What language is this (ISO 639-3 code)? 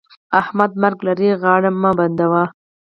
pus